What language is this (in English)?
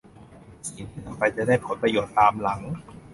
Thai